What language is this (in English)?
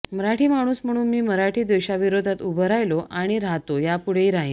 Marathi